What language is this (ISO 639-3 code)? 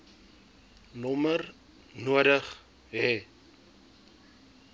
afr